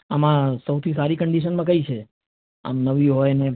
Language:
Gujarati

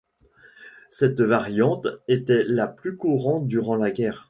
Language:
French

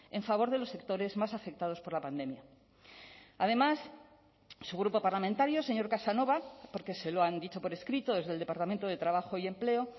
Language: Spanish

